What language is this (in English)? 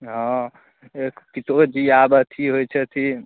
Maithili